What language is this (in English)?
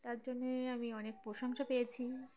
Bangla